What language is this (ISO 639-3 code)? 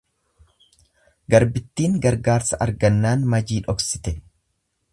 orm